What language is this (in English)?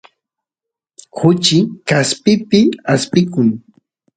Santiago del Estero Quichua